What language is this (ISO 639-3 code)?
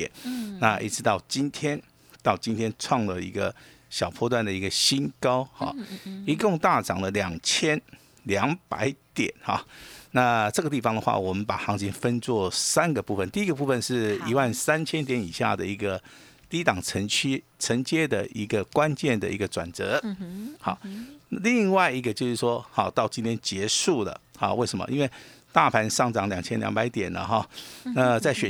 zho